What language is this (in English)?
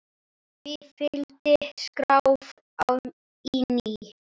Icelandic